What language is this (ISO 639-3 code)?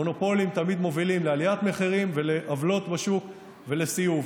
heb